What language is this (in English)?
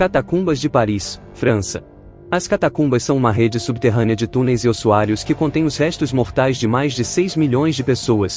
Portuguese